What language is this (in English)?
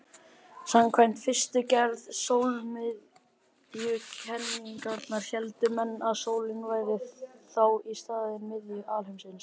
Icelandic